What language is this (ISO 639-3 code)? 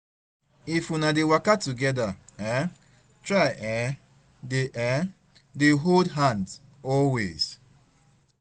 pcm